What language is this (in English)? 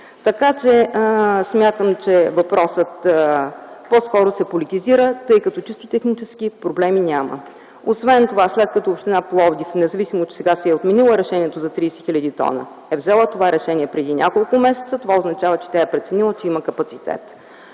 Bulgarian